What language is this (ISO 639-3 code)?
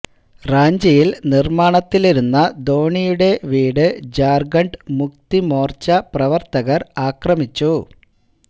mal